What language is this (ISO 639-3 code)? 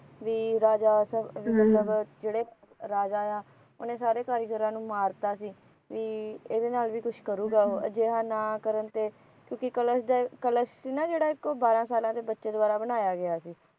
pan